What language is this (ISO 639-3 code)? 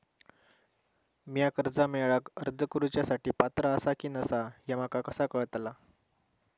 mar